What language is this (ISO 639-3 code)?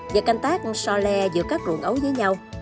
vie